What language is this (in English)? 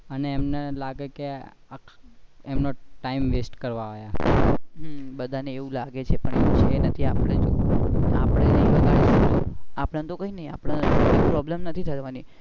Gujarati